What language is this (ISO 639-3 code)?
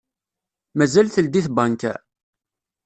kab